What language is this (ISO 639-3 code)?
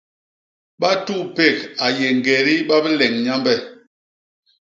bas